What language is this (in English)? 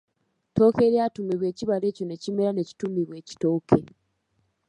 Ganda